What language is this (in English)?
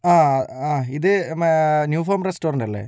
Malayalam